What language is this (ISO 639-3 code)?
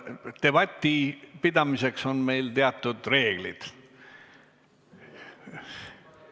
est